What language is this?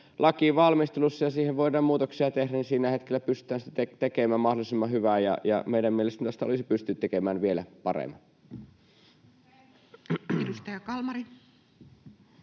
Finnish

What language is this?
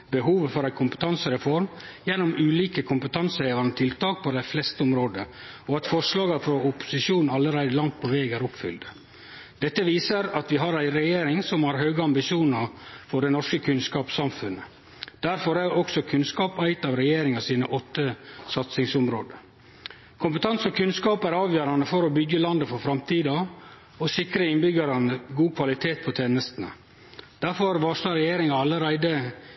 Norwegian Nynorsk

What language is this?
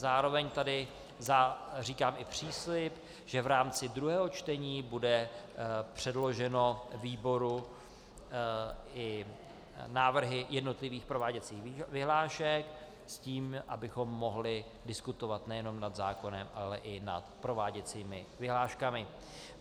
Czech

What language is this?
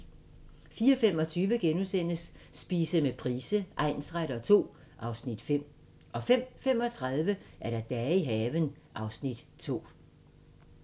Danish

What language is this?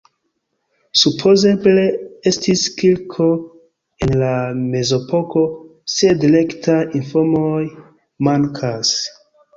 Esperanto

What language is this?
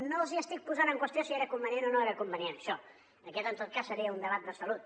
Catalan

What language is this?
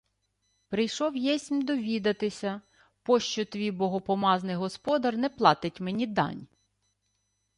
Ukrainian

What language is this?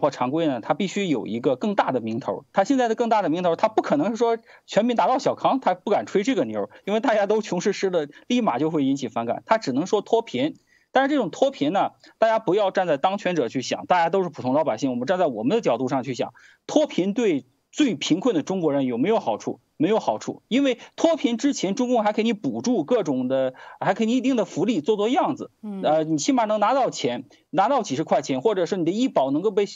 Chinese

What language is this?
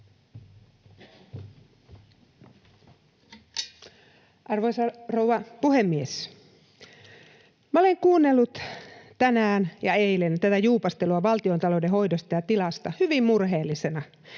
Finnish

